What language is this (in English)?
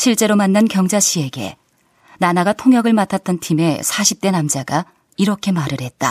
Korean